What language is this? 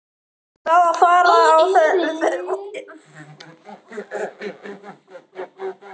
Icelandic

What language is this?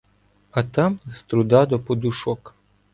Ukrainian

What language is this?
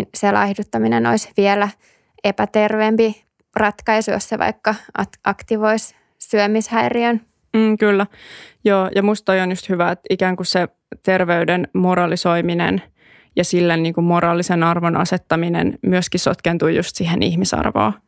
Finnish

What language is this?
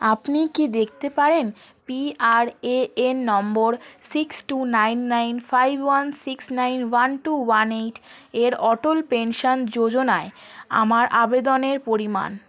Bangla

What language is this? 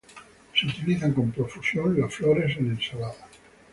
Spanish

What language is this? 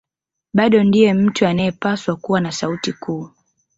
Swahili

